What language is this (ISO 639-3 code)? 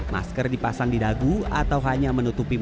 ind